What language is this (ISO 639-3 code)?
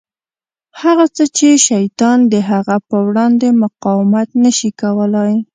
pus